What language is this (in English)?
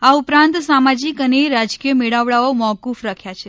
Gujarati